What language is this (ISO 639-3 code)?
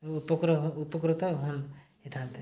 ori